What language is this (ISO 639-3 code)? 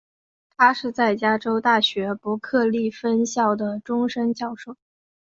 zho